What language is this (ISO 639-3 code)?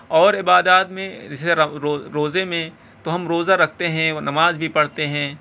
urd